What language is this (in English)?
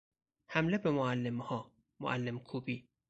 Persian